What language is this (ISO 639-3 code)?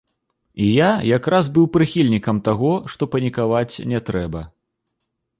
bel